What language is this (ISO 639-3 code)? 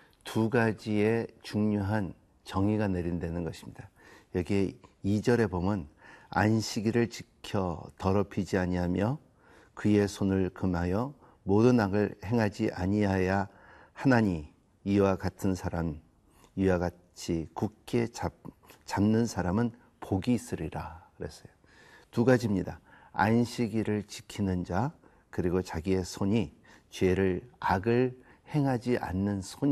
kor